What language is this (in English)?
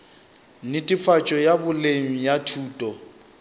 Northern Sotho